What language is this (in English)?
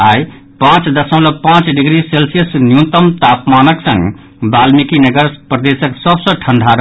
Maithili